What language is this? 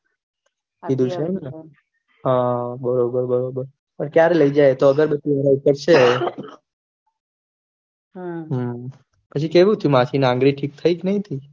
Gujarati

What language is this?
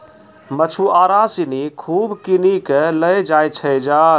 Maithili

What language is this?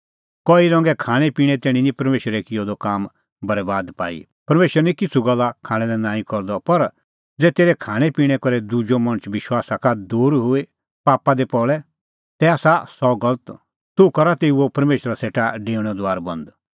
Kullu Pahari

